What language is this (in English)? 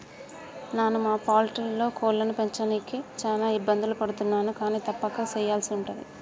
Telugu